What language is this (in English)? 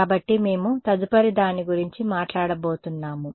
Telugu